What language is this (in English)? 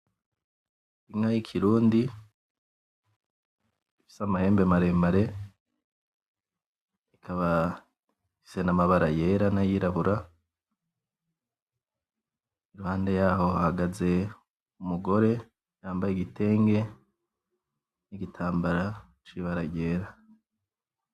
Rundi